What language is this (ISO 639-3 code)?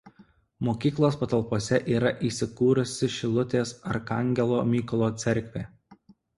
lit